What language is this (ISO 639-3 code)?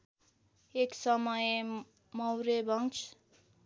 nep